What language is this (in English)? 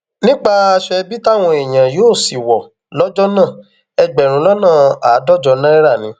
Yoruba